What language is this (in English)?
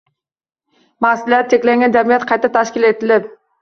Uzbek